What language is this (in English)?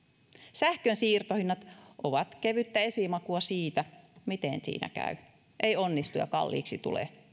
Finnish